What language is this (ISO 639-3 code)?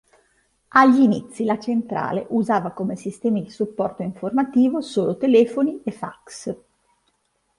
ita